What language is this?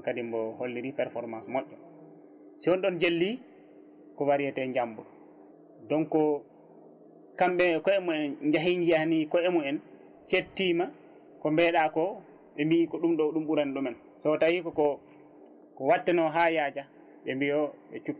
Fula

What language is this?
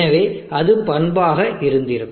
Tamil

